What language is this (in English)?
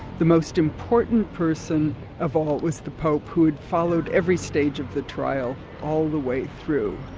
English